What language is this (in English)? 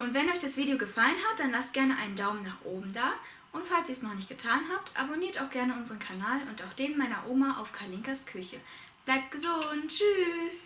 German